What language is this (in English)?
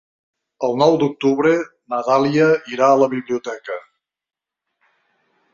Catalan